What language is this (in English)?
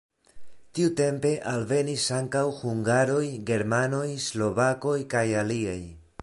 Esperanto